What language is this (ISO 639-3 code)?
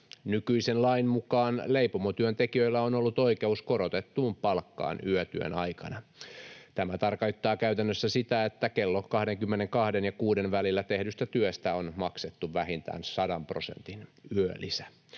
fin